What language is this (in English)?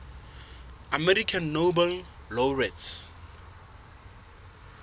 Southern Sotho